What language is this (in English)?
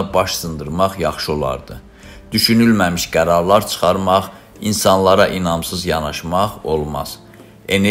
Turkish